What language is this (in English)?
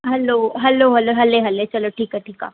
Sindhi